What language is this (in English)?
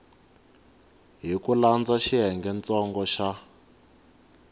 Tsonga